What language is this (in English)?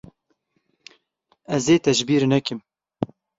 Kurdish